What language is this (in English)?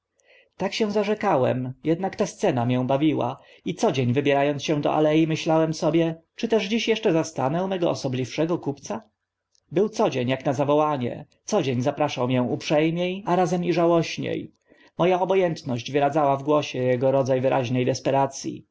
Polish